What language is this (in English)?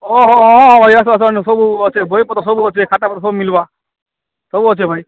Odia